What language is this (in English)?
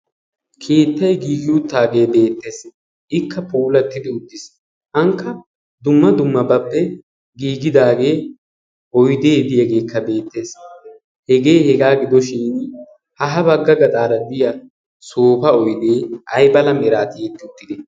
Wolaytta